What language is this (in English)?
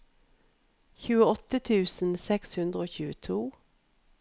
Norwegian